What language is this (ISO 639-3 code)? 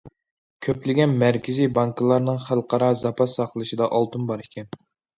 uig